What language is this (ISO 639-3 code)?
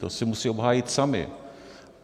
ces